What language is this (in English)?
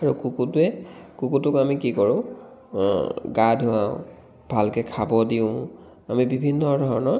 Assamese